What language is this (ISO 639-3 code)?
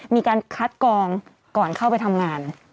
tha